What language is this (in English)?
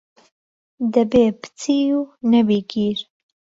Central Kurdish